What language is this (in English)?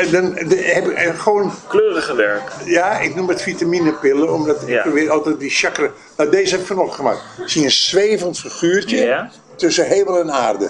Dutch